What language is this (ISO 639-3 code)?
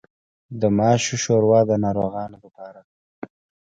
pus